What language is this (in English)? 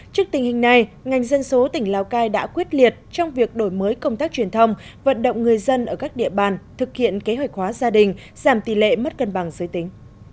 Vietnamese